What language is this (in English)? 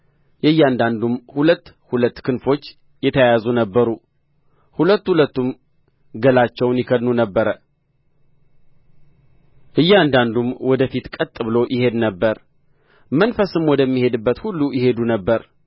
Amharic